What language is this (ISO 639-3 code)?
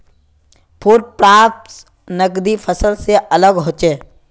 mag